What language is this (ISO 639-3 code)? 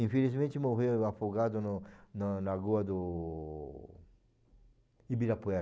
por